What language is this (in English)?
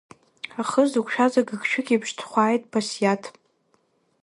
Abkhazian